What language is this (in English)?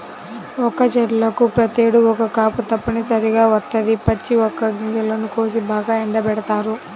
Telugu